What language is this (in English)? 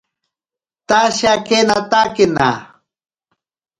Ashéninka Perené